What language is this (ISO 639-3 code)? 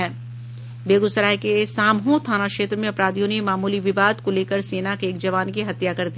hin